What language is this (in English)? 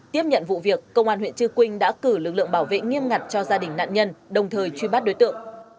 Vietnamese